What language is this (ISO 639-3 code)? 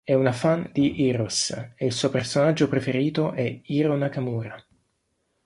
ita